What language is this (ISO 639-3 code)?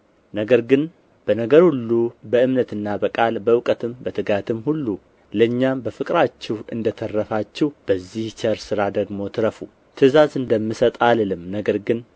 amh